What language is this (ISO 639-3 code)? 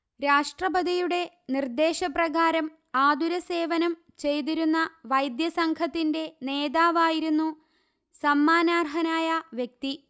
mal